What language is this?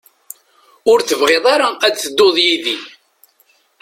Kabyle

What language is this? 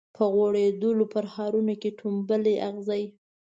Pashto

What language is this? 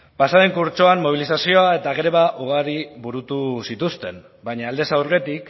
Basque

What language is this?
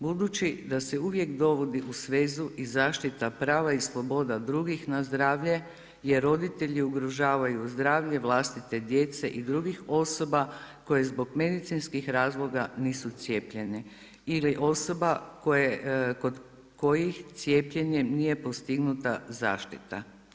Croatian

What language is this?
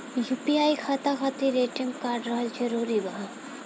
Bhojpuri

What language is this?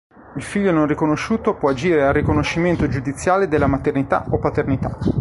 Italian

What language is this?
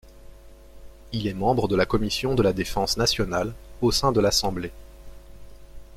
French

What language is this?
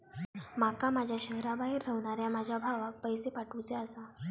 Marathi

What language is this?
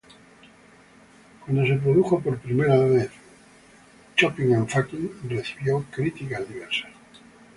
Spanish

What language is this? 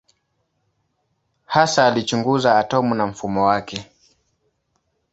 Swahili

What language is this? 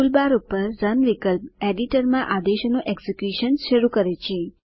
Gujarati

